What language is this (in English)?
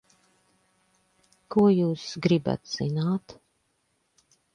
Latvian